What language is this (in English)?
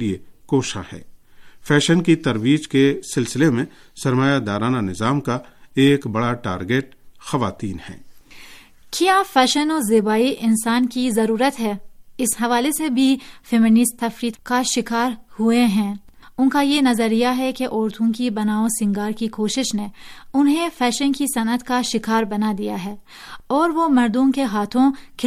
Urdu